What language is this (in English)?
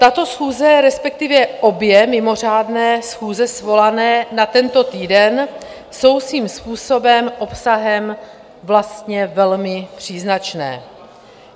Czech